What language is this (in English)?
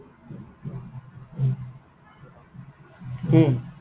Assamese